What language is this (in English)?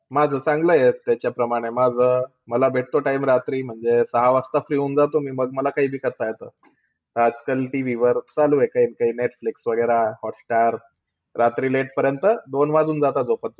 Marathi